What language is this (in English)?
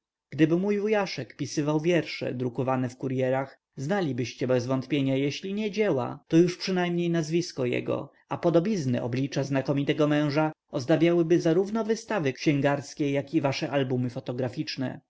Polish